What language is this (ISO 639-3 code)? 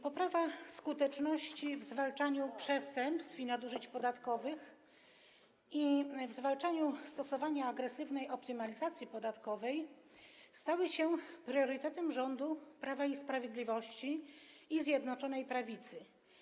pol